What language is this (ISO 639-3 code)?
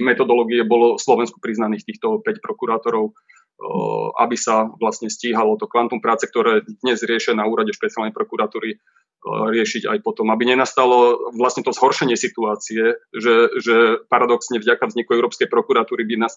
slk